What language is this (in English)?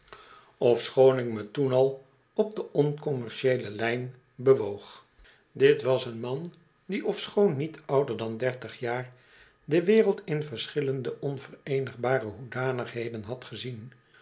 Dutch